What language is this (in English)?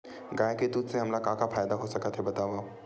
Chhattisgarhi